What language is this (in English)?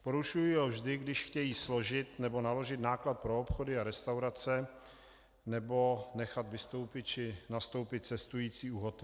Czech